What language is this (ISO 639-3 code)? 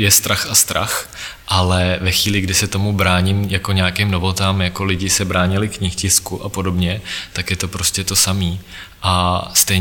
ces